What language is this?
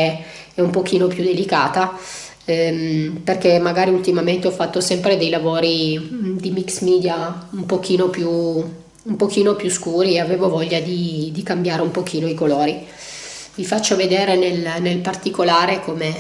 Italian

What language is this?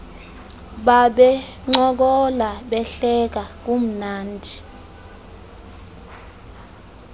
Xhosa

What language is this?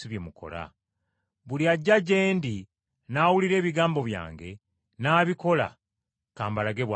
Ganda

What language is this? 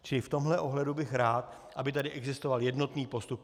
Czech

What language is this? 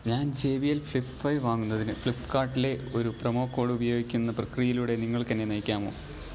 Malayalam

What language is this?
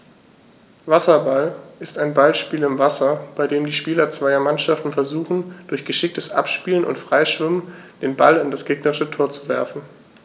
German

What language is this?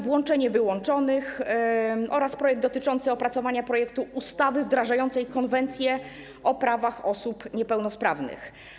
Polish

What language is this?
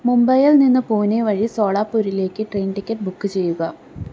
Malayalam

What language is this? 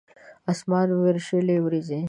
Pashto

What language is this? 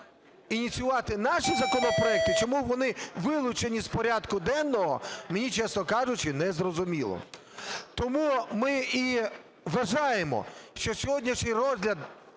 Ukrainian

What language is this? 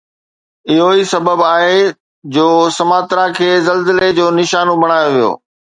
Sindhi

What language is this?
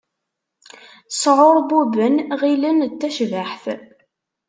Kabyle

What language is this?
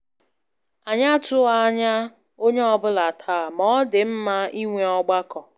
Igbo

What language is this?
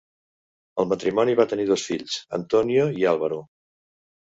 Catalan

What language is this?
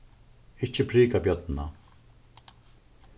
Faroese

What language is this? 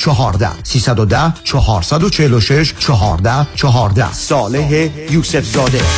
Persian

